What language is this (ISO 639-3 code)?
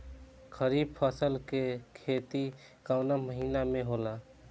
bho